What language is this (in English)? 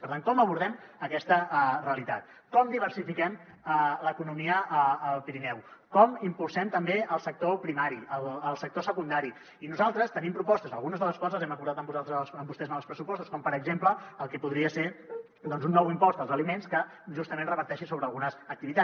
Catalan